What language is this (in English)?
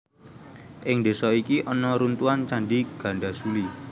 Javanese